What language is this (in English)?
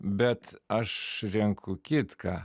Lithuanian